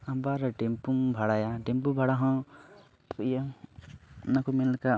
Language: Santali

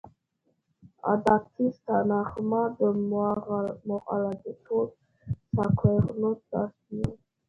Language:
Georgian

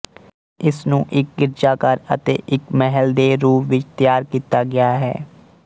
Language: Punjabi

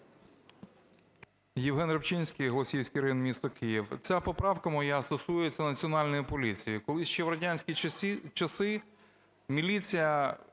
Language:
Ukrainian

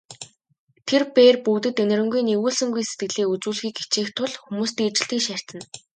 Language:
Mongolian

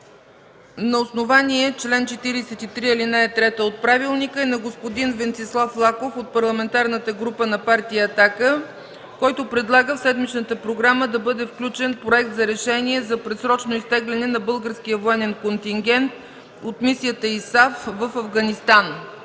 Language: Bulgarian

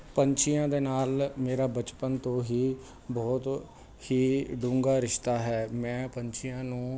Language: Punjabi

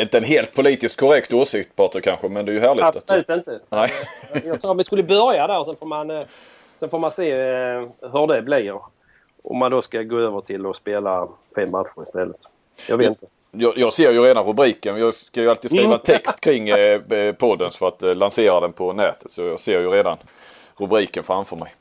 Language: Swedish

